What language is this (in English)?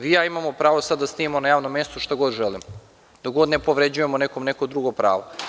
Serbian